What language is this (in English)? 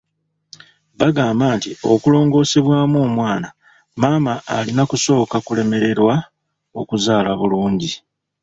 Ganda